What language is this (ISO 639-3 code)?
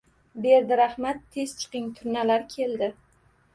uzb